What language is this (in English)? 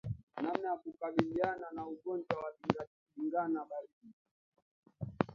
Swahili